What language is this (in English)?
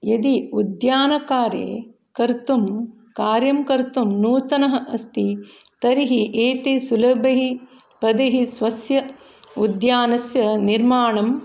Sanskrit